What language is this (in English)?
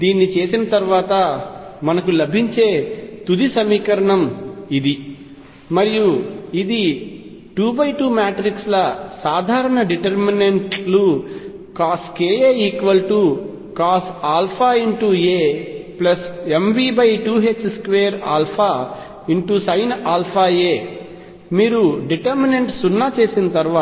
Telugu